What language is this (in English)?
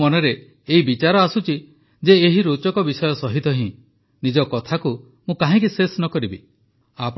Odia